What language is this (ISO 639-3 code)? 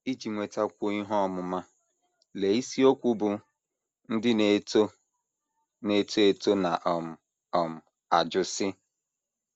ibo